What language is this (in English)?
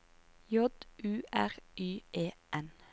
Norwegian